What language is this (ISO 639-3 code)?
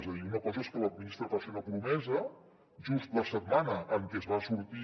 cat